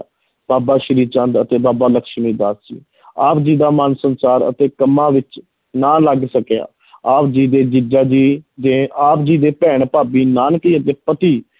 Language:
Punjabi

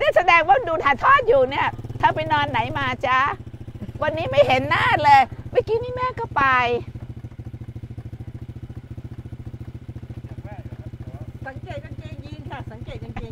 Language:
Thai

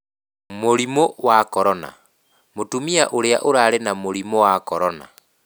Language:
Kikuyu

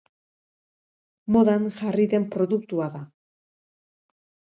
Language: Basque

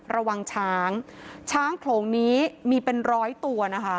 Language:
Thai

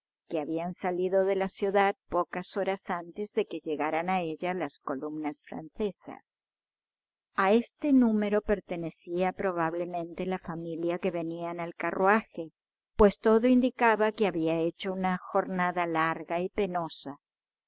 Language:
Spanish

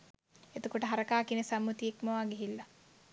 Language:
Sinhala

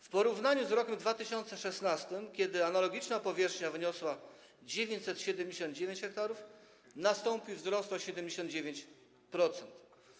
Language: Polish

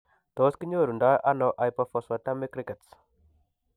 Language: Kalenjin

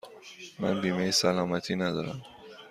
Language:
Persian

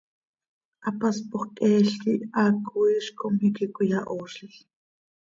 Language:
Seri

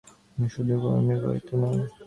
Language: Bangla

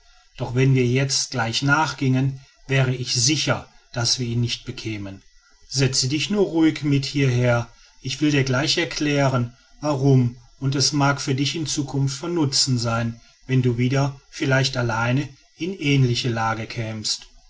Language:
German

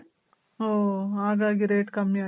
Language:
Kannada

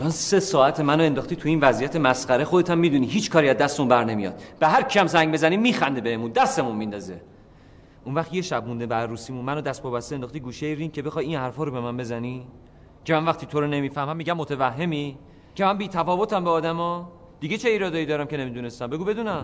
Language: Persian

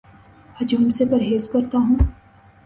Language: Urdu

